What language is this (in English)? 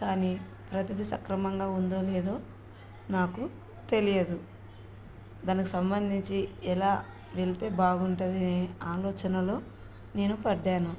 Telugu